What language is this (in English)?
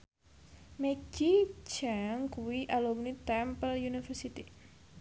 Javanese